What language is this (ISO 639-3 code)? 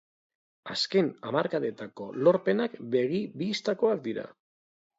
eus